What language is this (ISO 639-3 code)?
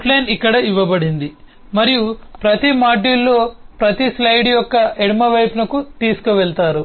tel